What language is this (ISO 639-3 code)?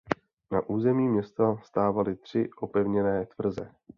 ces